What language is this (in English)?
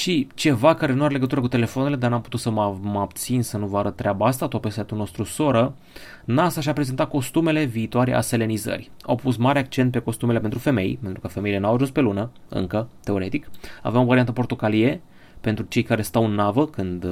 Romanian